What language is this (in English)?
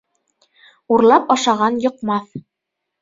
Bashkir